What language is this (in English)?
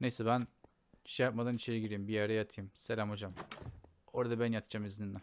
Turkish